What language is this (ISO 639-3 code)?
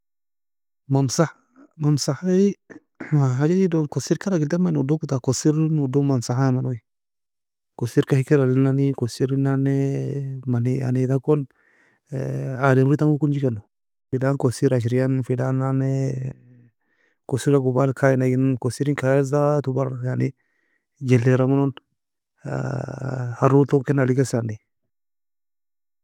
fia